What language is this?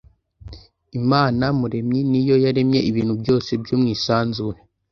Kinyarwanda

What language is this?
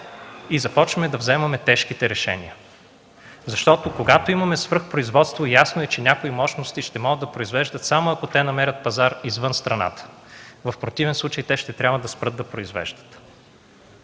Bulgarian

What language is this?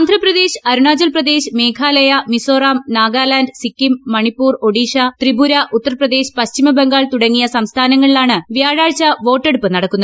Malayalam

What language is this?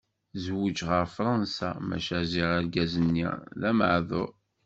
Kabyle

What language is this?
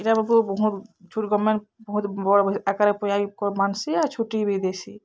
Odia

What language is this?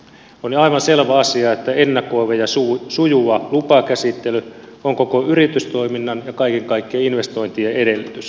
Finnish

